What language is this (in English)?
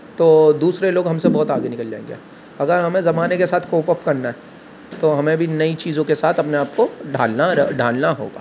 Urdu